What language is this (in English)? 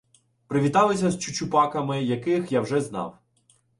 Ukrainian